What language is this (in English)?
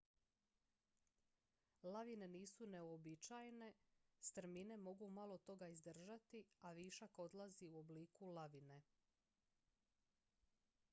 Croatian